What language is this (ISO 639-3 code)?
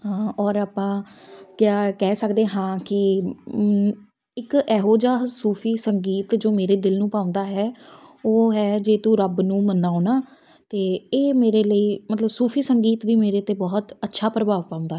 pan